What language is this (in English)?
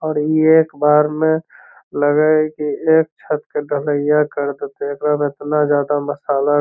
Magahi